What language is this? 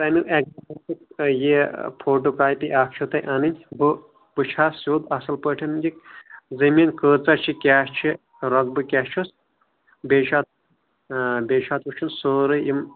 Kashmiri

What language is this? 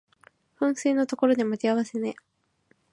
Japanese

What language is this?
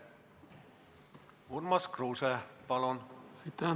Estonian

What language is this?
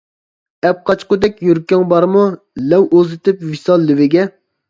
Uyghur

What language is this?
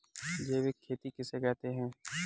Hindi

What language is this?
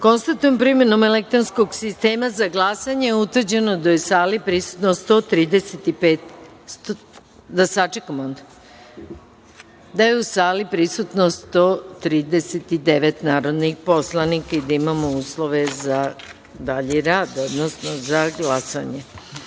Serbian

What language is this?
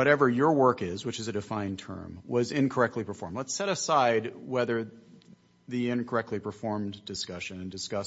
English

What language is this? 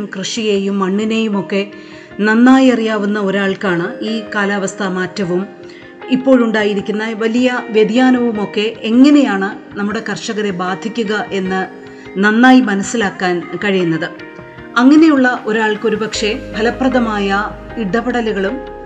Malayalam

